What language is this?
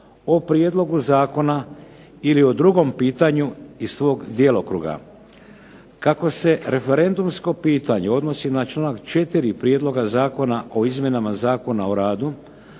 Croatian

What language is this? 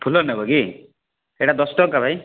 Odia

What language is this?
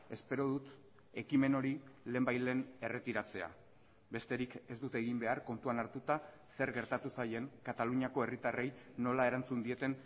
Basque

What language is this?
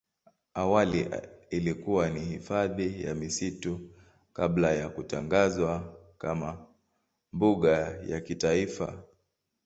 Swahili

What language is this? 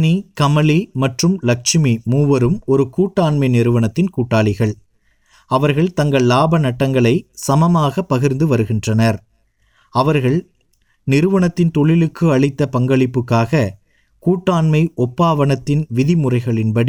Tamil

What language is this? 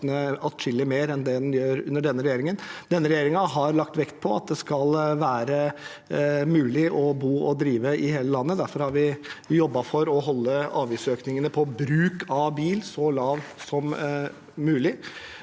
Norwegian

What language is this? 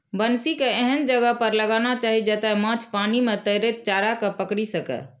Maithili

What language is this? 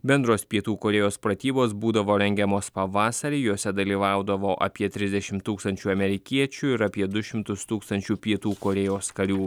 Lithuanian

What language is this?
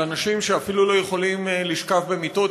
Hebrew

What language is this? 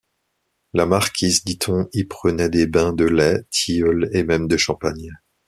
French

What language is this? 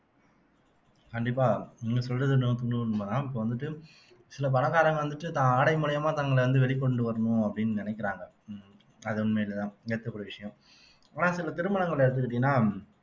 Tamil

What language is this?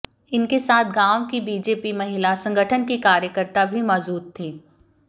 Hindi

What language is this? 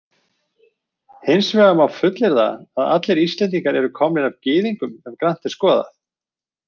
Icelandic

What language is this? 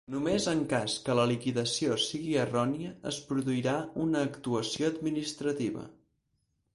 Catalan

